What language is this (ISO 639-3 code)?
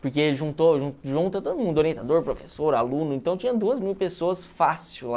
por